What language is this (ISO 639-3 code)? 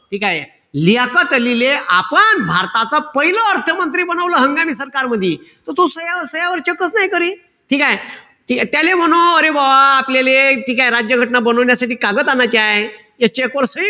mar